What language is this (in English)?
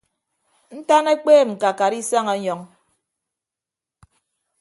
Ibibio